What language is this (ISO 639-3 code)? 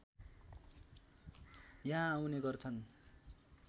nep